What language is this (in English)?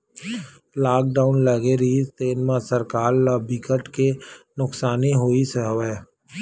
Chhattisgarhi